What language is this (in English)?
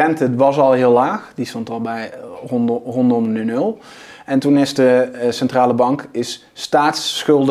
Dutch